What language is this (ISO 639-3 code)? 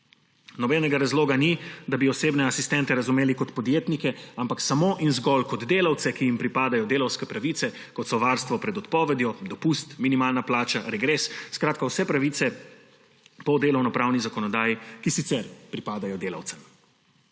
slv